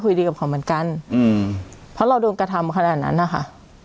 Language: Thai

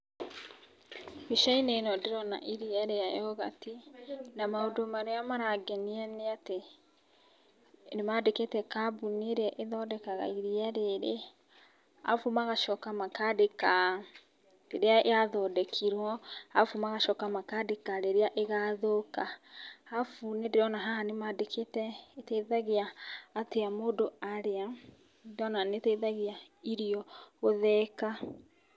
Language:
Kikuyu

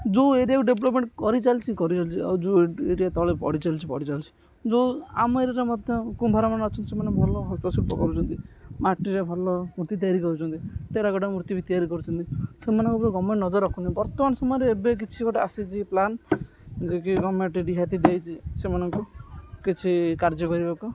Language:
Odia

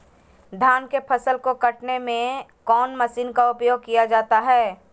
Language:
Magahi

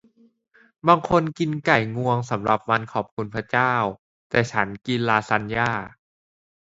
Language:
Thai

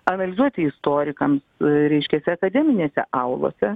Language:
Lithuanian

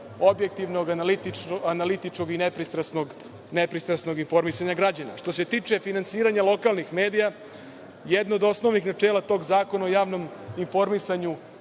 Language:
Serbian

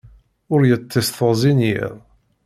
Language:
Kabyle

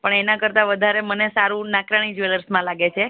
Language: Gujarati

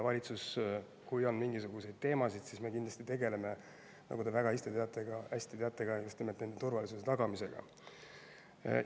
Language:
Estonian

